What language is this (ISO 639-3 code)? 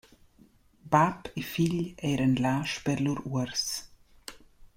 roh